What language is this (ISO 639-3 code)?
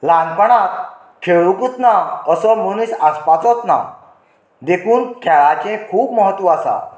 kok